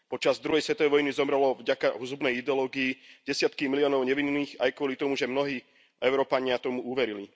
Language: Slovak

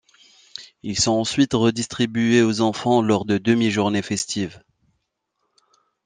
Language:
French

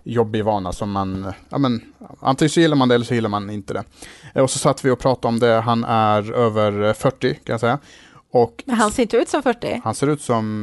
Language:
Swedish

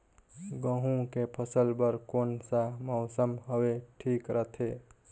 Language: Chhattisgarhi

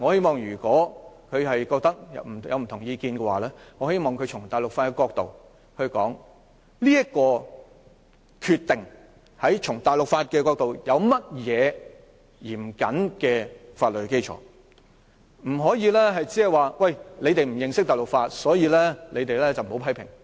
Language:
Cantonese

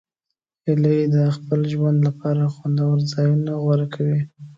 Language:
Pashto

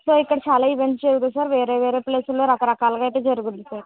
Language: Telugu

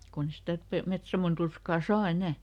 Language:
Finnish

